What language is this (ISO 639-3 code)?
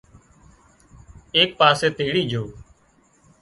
kxp